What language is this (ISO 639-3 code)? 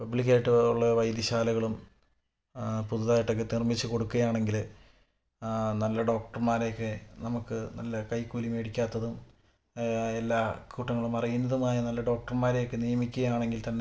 mal